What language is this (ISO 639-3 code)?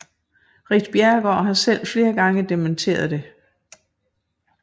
dan